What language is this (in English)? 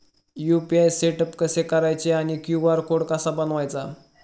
Marathi